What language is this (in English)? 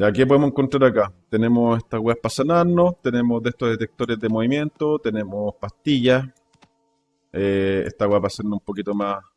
Spanish